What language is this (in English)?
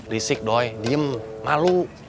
Indonesian